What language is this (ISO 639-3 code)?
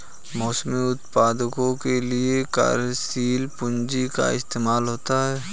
hin